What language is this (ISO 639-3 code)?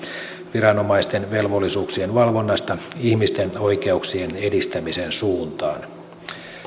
fin